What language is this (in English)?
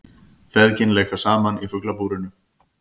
Icelandic